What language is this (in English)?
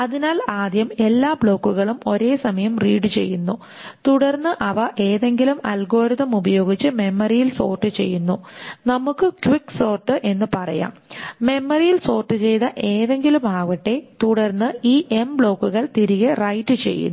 Malayalam